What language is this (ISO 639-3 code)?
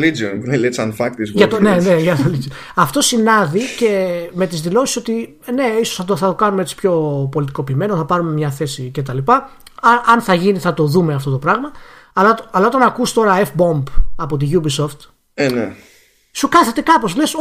ell